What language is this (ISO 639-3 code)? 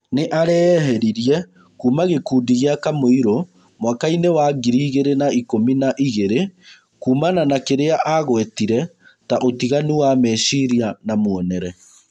kik